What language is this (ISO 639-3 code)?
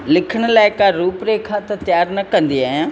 snd